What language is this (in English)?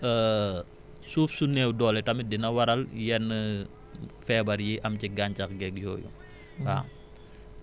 Wolof